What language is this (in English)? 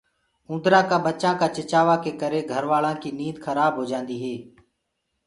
Gurgula